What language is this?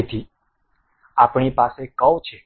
Gujarati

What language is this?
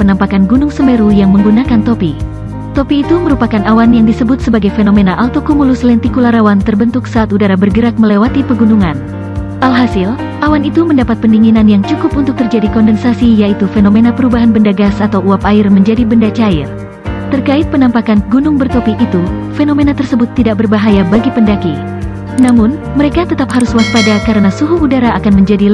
Indonesian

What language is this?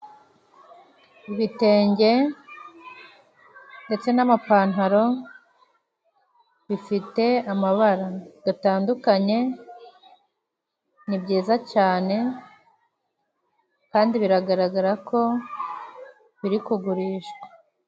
Kinyarwanda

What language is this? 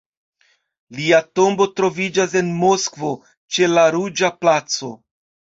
Esperanto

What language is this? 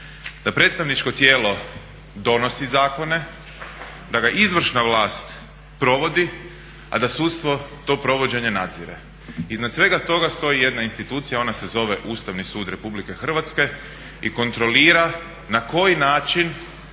Croatian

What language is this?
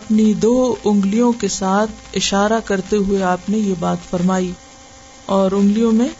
Urdu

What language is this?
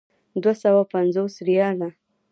Pashto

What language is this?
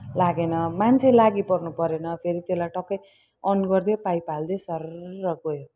Nepali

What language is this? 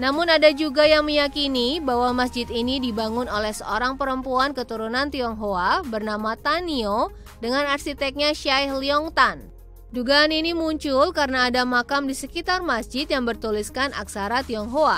Indonesian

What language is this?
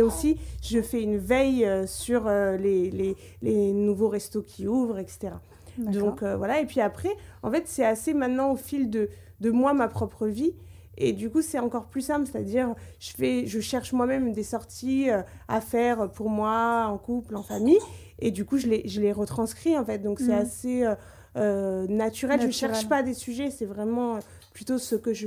French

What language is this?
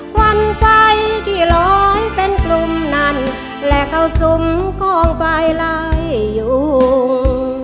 Thai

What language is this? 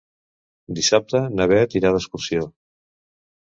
Catalan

